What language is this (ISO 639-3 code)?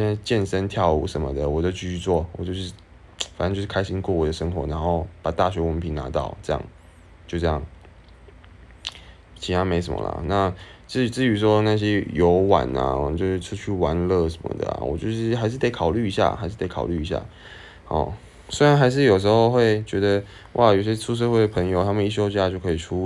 zho